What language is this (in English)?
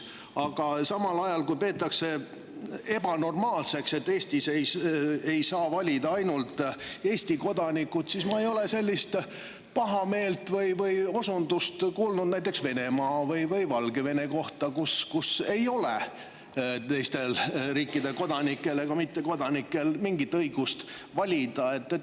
Estonian